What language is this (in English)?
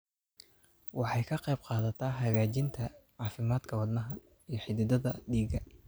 Somali